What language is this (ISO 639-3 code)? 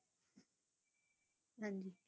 pan